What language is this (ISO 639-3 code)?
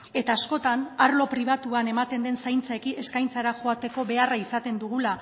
eus